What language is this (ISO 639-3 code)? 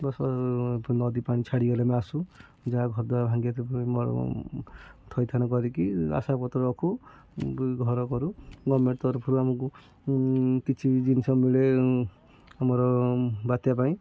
ori